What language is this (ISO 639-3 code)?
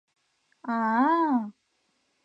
chm